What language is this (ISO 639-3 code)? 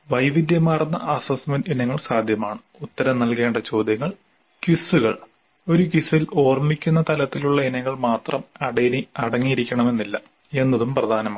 mal